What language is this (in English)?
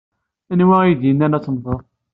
Kabyle